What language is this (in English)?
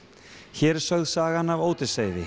Icelandic